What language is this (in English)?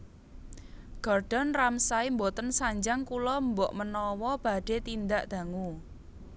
Javanese